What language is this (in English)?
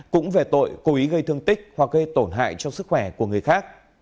Vietnamese